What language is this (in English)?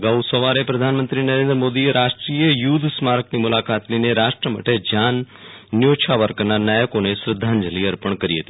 Gujarati